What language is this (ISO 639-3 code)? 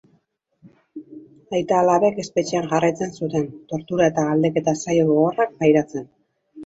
eus